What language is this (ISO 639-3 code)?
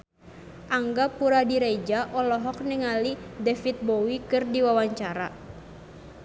sun